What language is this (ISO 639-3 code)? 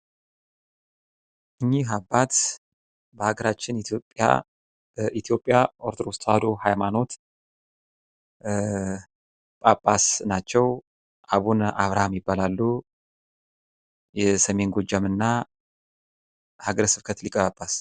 amh